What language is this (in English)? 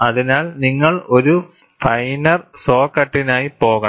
Malayalam